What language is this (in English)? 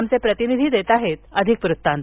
Marathi